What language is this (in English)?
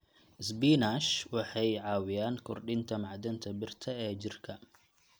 Somali